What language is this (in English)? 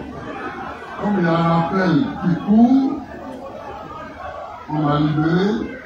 French